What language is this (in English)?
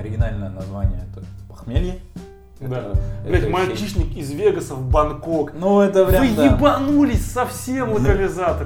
Russian